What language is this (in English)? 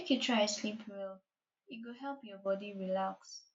Nigerian Pidgin